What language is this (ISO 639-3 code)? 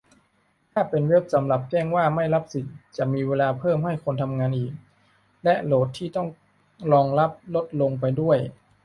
tha